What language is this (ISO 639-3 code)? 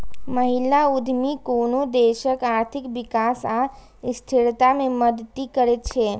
mai